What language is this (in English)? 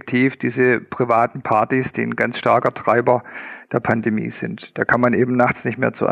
German